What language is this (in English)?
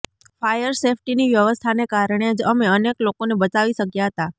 Gujarati